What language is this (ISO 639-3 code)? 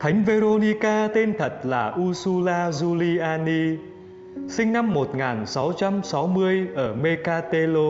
vie